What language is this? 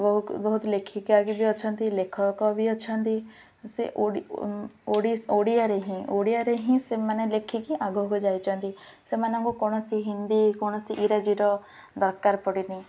Odia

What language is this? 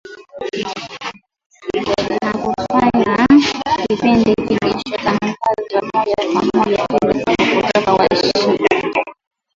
Swahili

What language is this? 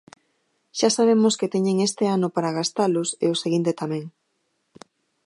Galician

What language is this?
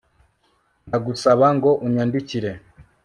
Kinyarwanda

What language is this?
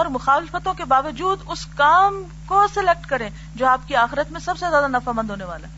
Urdu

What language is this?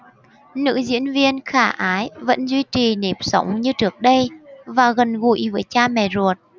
Vietnamese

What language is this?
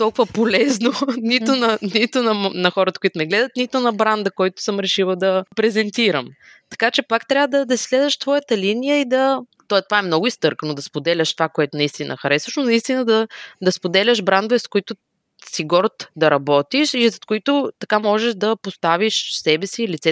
Bulgarian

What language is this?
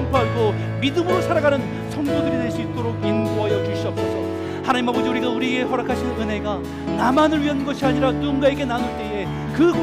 Korean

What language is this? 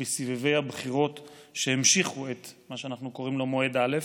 Hebrew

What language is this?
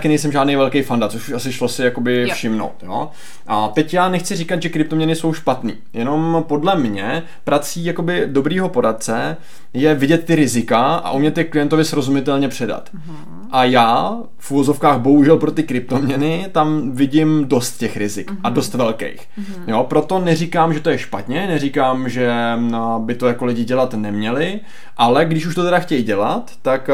Czech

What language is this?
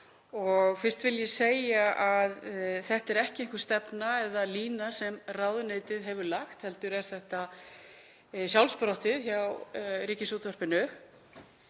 Icelandic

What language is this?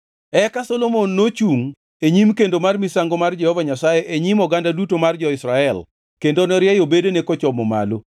Luo (Kenya and Tanzania)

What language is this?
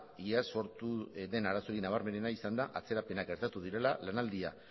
Basque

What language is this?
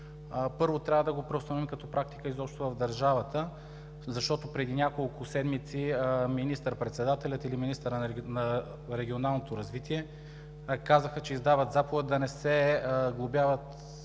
Bulgarian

